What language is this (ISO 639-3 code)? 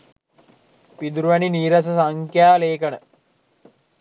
sin